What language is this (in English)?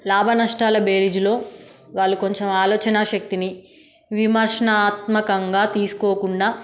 Telugu